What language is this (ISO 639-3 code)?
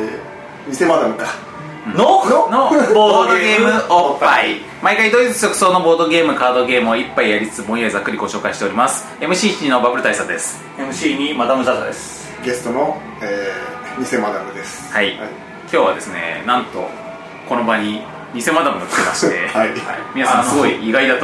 jpn